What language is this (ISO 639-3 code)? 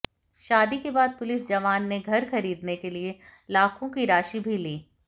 hin